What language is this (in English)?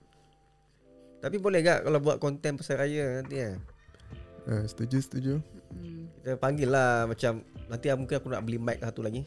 Malay